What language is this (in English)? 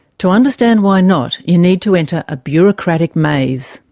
English